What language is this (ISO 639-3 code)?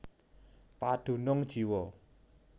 jav